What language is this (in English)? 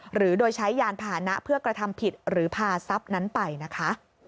Thai